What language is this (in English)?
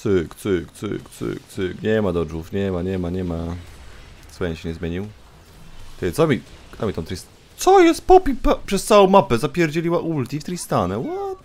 Polish